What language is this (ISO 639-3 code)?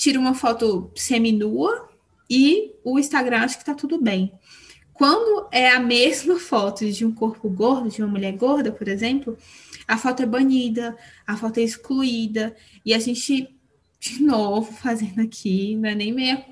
por